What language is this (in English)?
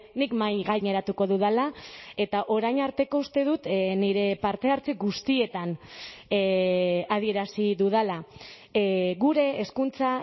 Basque